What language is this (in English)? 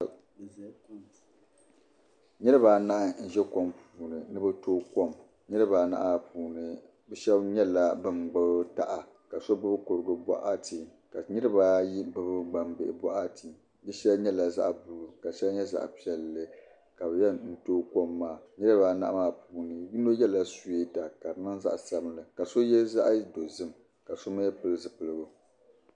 Dagbani